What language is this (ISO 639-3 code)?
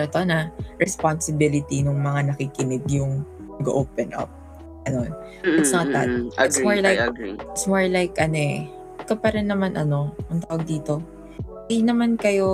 fil